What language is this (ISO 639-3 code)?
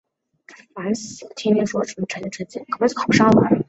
zho